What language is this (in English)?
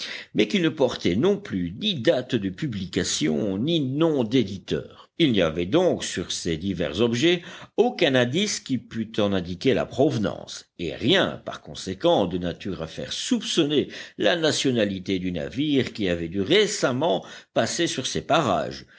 French